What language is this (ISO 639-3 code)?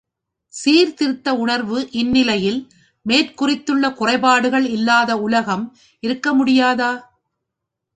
tam